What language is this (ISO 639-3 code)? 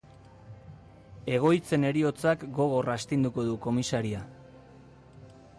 eus